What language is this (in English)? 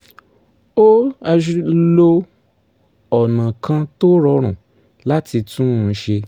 Yoruba